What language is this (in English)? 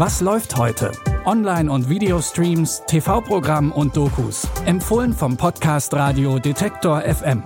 German